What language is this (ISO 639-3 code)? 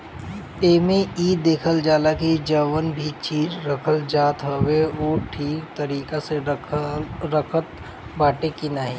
bho